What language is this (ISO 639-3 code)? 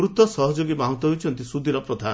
ori